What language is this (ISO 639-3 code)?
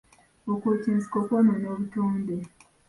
lug